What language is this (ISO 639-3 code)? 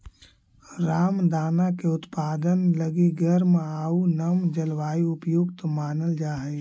mag